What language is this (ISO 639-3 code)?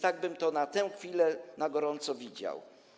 pol